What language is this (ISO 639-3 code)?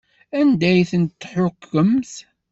kab